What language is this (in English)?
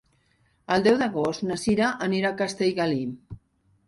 Catalan